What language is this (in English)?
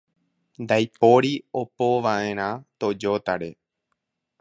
Guarani